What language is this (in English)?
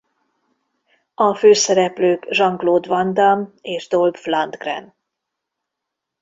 Hungarian